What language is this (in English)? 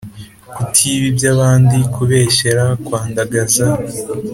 Kinyarwanda